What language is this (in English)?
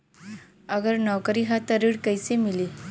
Bhojpuri